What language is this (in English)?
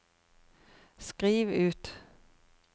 Norwegian